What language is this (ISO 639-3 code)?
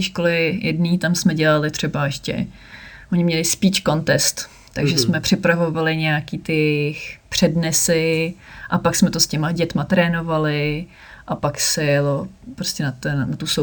ces